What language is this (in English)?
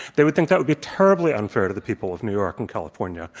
English